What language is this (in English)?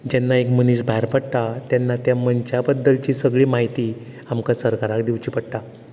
Konkani